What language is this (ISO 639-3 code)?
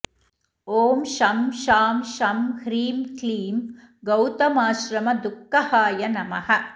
san